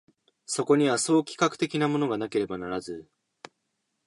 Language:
Japanese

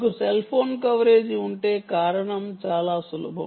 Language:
Telugu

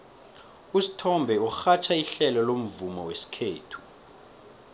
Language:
South Ndebele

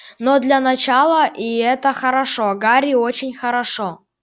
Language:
Russian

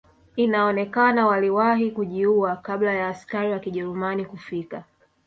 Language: Swahili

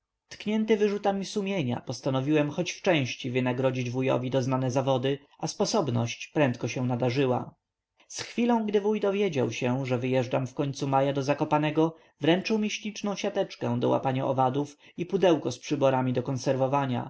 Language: Polish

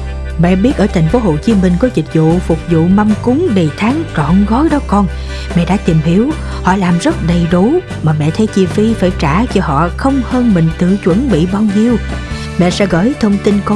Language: Vietnamese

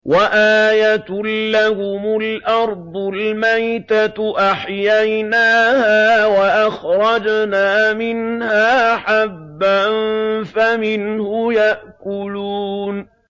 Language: Arabic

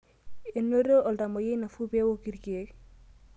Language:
Masai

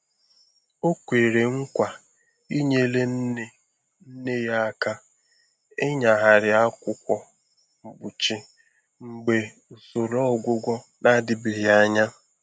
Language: Igbo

